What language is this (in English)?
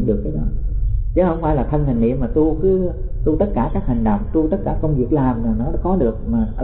Vietnamese